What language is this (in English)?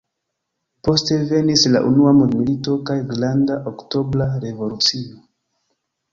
Esperanto